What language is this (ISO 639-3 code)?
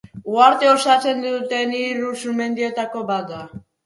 eus